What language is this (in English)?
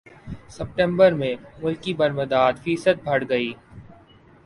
Urdu